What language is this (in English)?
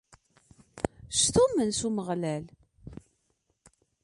Kabyle